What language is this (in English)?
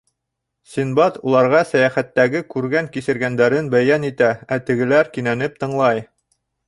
Bashkir